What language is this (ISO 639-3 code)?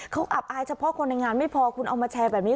tha